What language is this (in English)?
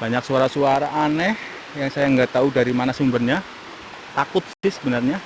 Indonesian